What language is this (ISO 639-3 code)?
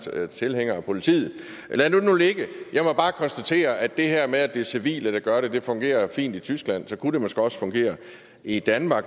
dan